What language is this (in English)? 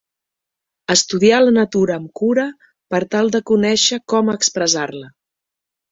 Catalan